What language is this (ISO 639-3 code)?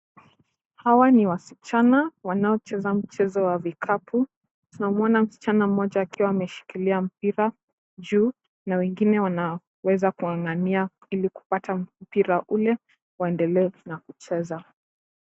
swa